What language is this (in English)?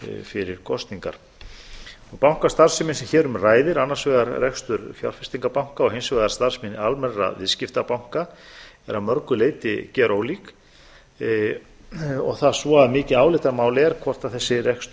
Icelandic